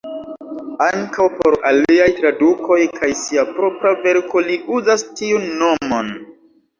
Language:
Esperanto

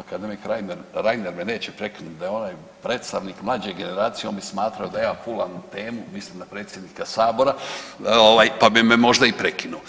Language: Croatian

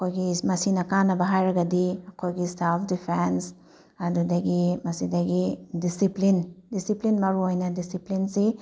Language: Manipuri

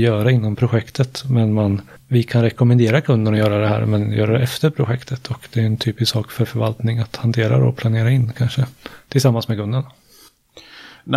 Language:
Swedish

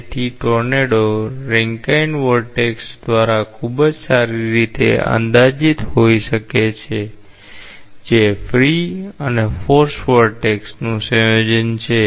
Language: Gujarati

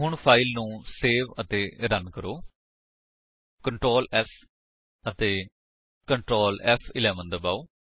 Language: Punjabi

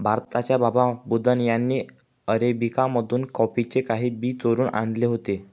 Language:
Marathi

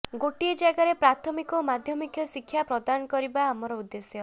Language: Odia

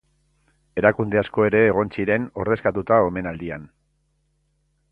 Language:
Basque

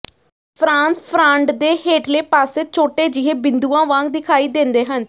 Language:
Punjabi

